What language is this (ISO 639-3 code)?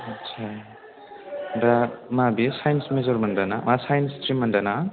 brx